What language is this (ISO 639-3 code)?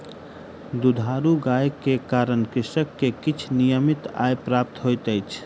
mai